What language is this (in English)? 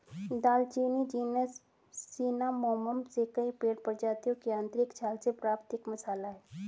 Hindi